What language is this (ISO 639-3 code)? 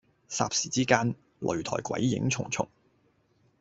yue